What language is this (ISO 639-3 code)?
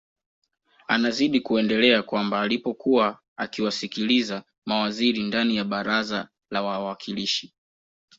swa